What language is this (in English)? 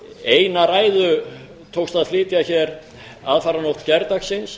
Icelandic